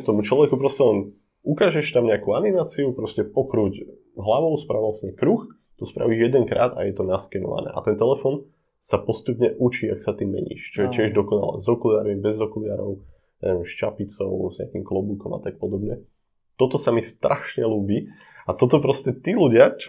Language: Slovak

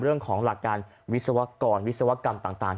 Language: Thai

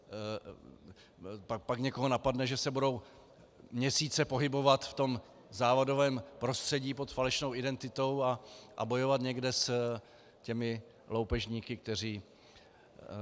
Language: Czech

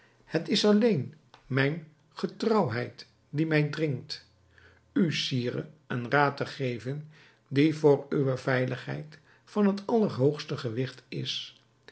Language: Dutch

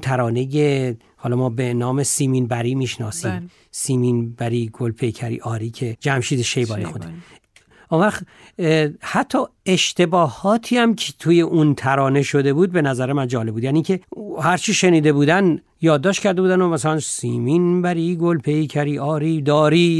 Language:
Persian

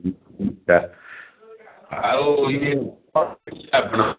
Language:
Odia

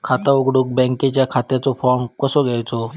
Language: Marathi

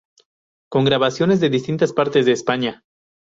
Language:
Spanish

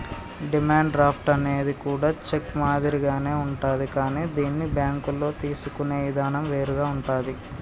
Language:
Telugu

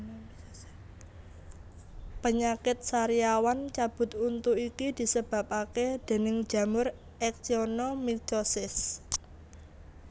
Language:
Javanese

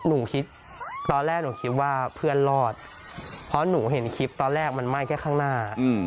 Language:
Thai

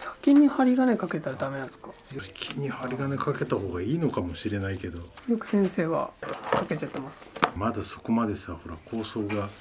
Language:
Japanese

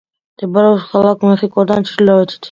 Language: Georgian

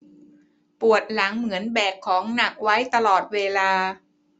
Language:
Thai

